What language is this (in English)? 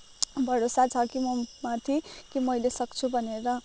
Nepali